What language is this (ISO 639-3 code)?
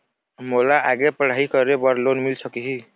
hne